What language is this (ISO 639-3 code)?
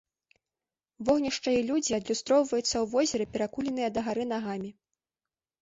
bel